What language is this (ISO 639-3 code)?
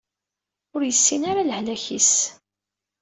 kab